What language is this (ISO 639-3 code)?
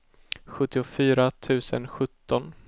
swe